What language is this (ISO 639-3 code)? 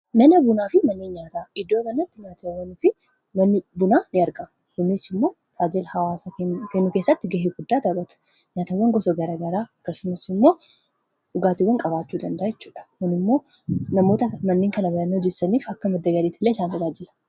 orm